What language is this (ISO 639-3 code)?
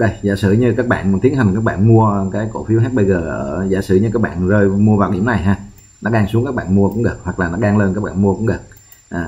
vie